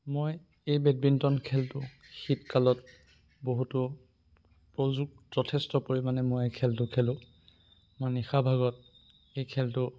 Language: Assamese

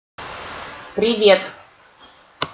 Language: Russian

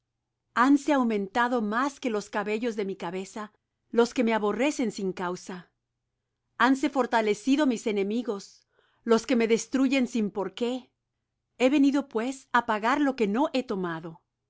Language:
Spanish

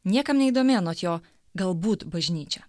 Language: Lithuanian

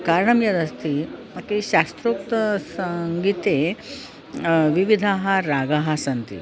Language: Sanskrit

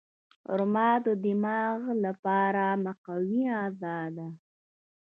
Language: Pashto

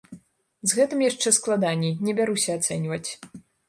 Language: Belarusian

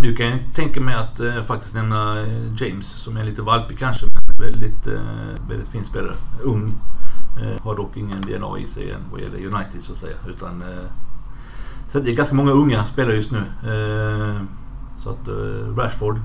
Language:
Swedish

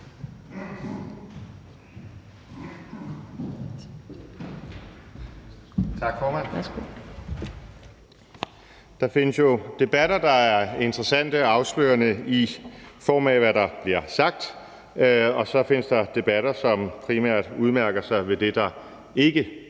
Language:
Danish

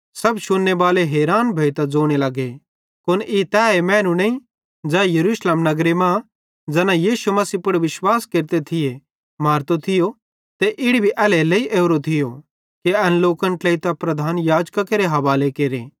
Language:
Bhadrawahi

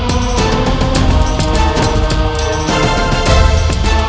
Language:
Indonesian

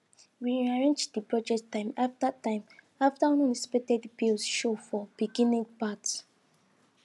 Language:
Nigerian Pidgin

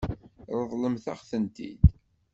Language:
Kabyle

